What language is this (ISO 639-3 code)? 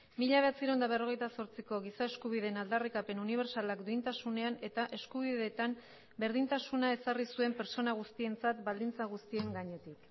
eus